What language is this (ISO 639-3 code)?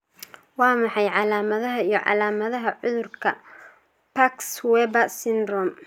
som